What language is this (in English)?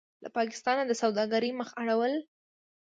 Pashto